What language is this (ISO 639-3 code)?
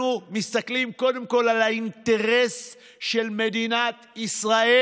heb